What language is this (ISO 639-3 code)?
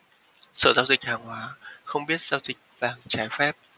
vie